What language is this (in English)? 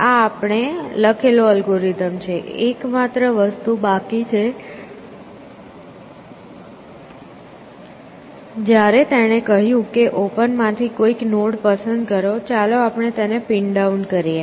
Gujarati